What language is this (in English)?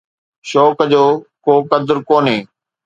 Sindhi